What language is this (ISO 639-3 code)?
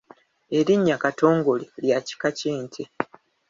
lug